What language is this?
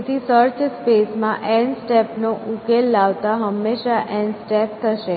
Gujarati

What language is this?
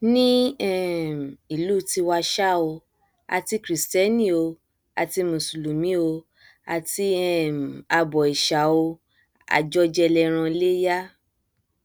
Yoruba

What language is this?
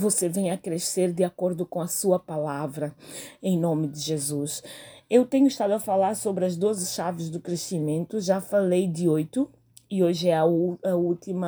Portuguese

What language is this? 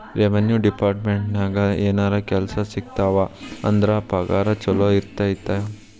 Kannada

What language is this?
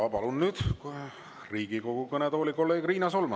Estonian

